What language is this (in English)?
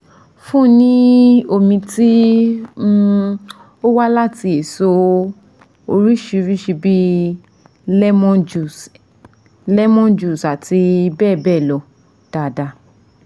Yoruba